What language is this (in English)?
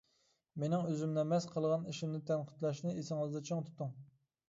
Uyghur